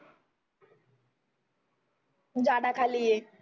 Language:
Marathi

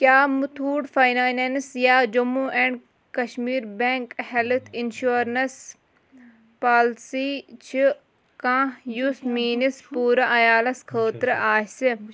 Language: Kashmiri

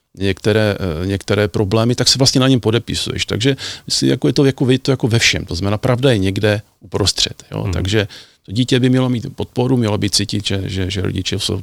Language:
Czech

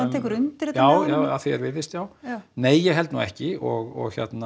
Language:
Icelandic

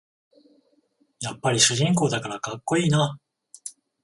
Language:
Japanese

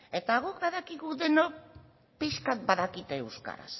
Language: Basque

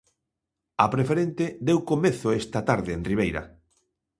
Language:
Galician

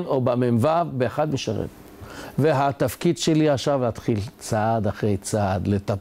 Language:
Hebrew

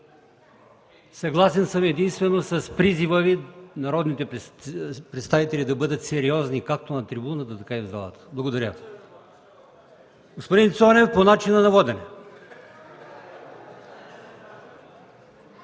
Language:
Bulgarian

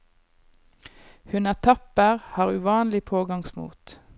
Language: Norwegian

